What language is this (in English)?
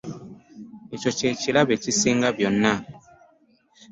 Ganda